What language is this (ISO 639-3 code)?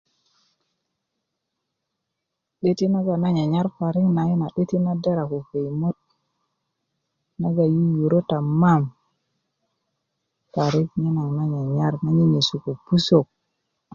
ukv